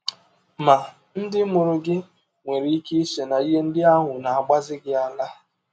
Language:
Igbo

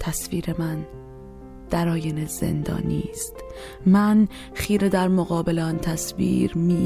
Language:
Persian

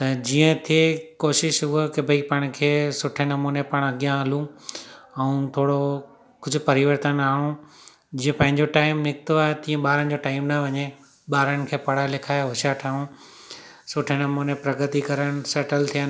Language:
Sindhi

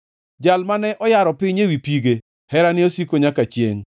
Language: Luo (Kenya and Tanzania)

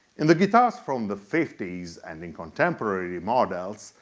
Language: English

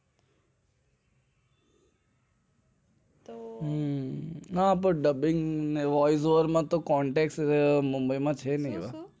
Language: Gujarati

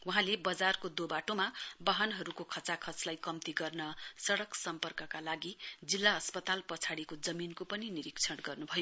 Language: Nepali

